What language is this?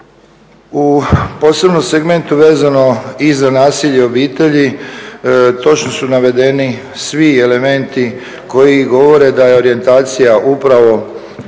Croatian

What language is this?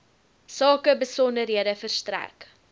Afrikaans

